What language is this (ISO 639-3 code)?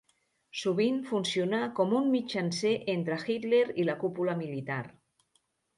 cat